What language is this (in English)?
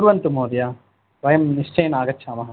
Sanskrit